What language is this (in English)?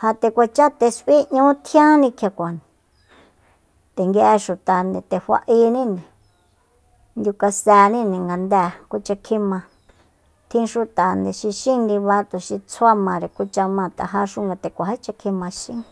Soyaltepec Mazatec